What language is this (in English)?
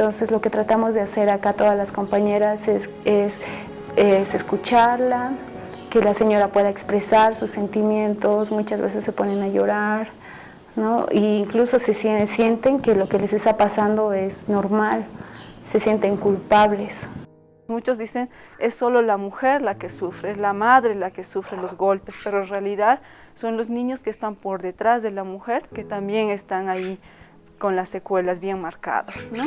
Spanish